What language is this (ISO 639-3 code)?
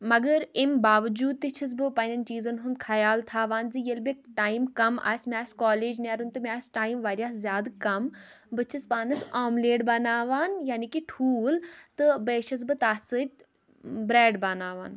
kas